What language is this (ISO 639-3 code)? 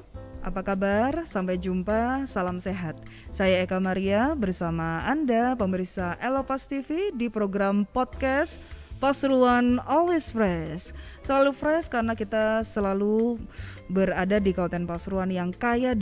ind